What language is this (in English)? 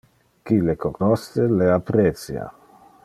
Interlingua